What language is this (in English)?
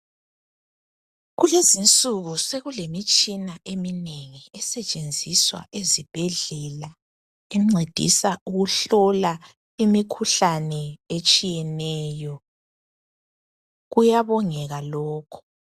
North Ndebele